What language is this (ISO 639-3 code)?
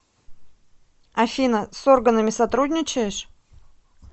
rus